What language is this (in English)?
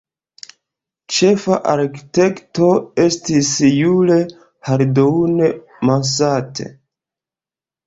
Esperanto